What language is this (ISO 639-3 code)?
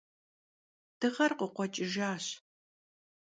kbd